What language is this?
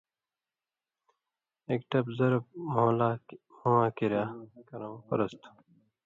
Indus Kohistani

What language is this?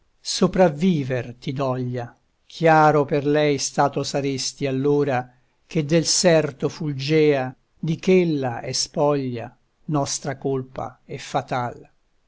Italian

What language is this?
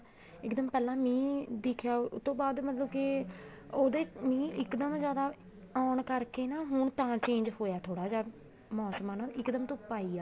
Punjabi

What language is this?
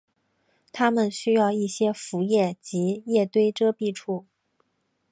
Chinese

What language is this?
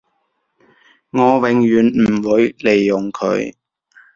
Cantonese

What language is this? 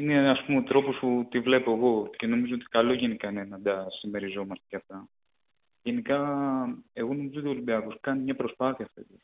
Greek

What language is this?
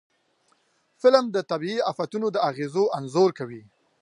Pashto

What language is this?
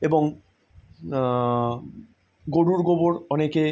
Bangla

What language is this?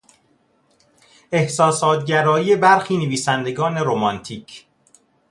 Persian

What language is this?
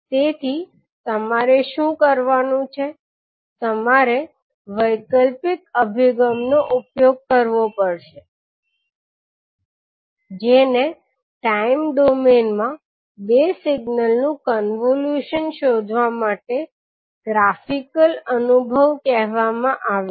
Gujarati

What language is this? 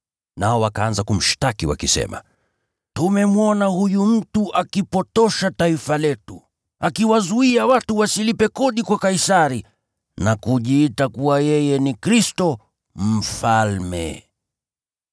Swahili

